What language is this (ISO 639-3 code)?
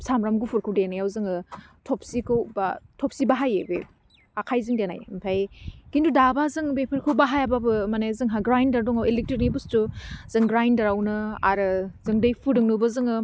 brx